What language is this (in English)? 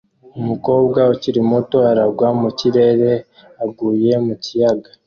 Kinyarwanda